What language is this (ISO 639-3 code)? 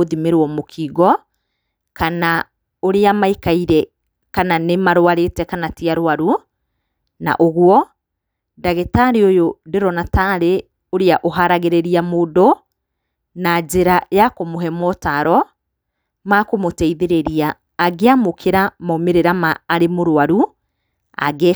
kik